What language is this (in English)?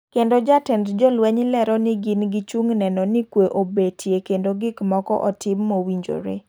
Luo (Kenya and Tanzania)